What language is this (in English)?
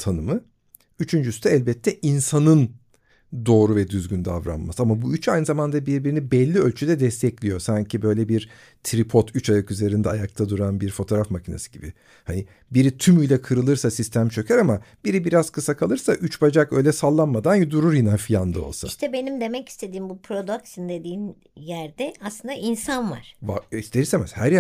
Turkish